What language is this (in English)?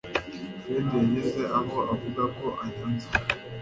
Kinyarwanda